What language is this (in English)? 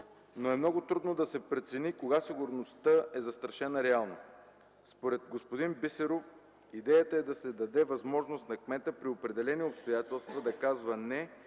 Bulgarian